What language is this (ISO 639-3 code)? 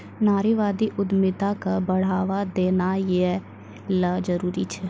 mai